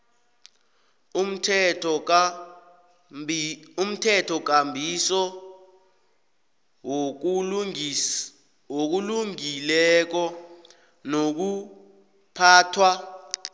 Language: South Ndebele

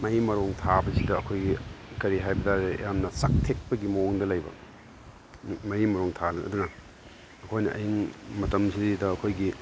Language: Manipuri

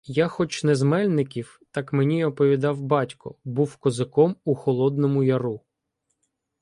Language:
Ukrainian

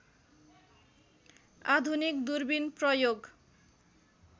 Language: Nepali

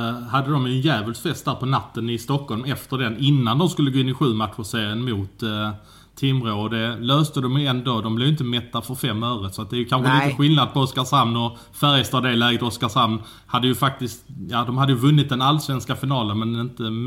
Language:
Swedish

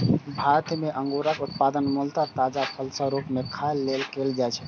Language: Maithili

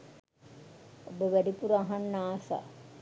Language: Sinhala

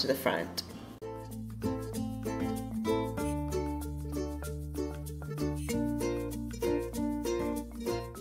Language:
English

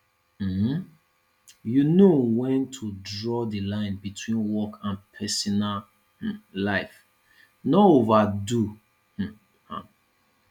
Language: Nigerian Pidgin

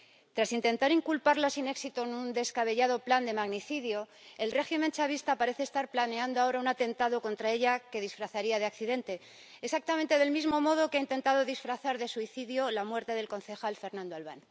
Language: Spanish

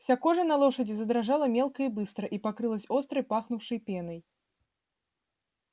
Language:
Russian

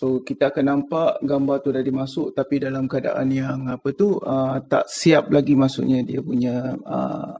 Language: Malay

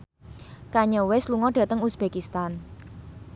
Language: Javanese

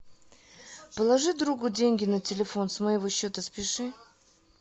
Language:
Russian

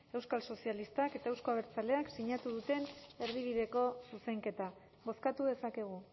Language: Basque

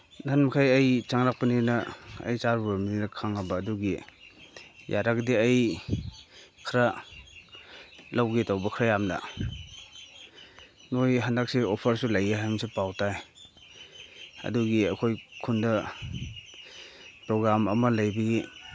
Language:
Manipuri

